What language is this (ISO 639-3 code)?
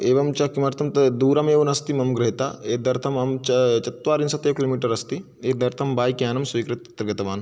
san